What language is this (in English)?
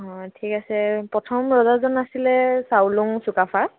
Assamese